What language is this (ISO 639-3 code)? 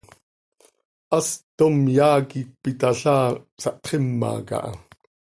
sei